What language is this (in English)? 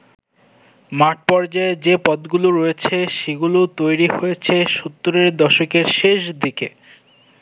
Bangla